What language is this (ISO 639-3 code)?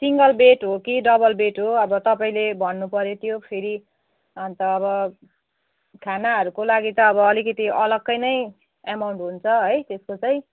nep